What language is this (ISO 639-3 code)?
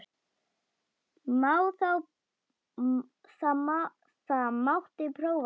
isl